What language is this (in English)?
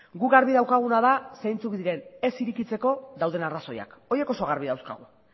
Basque